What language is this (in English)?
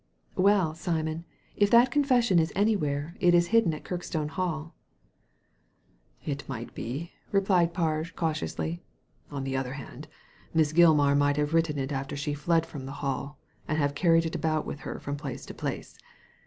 English